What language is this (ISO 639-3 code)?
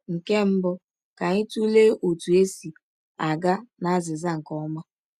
ibo